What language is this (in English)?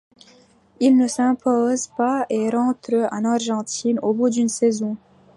French